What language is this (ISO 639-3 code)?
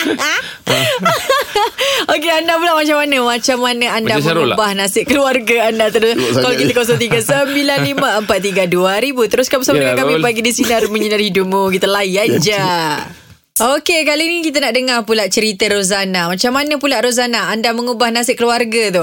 msa